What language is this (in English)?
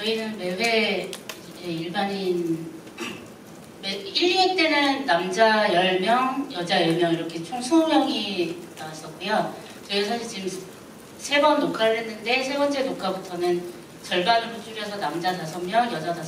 Korean